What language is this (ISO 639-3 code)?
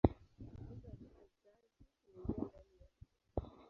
swa